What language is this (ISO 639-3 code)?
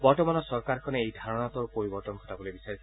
asm